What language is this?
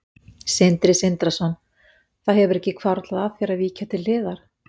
Icelandic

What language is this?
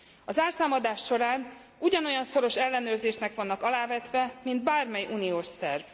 Hungarian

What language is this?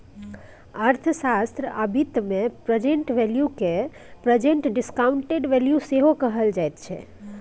Maithili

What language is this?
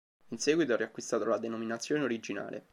Italian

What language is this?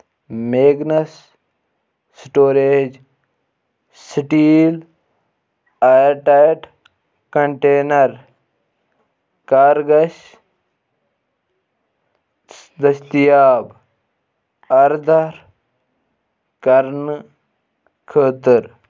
Kashmiri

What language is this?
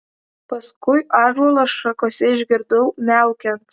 Lithuanian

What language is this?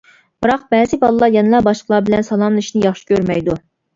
Uyghur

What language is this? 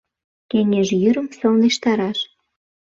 Mari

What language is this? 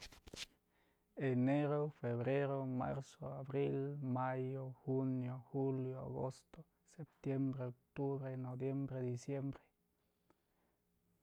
Mazatlán Mixe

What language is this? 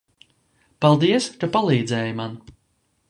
Latvian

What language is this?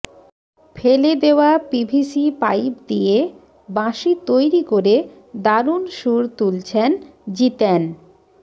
Bangla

